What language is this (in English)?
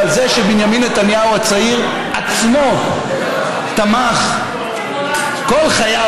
Hebrew